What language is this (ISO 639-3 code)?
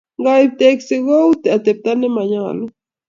kln